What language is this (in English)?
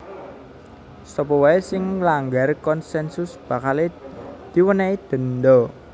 Javanese